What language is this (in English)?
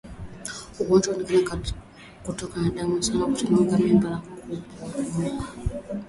Swahili